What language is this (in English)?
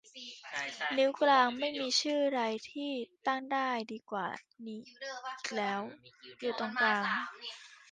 Thai